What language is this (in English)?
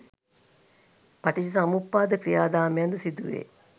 Sinhala